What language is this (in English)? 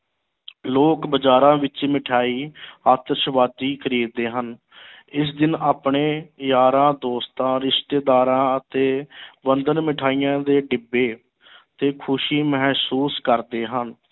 Punjabi